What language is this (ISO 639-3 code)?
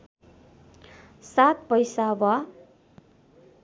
nep